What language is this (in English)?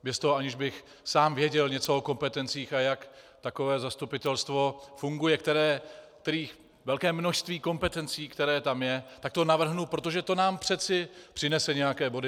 Czech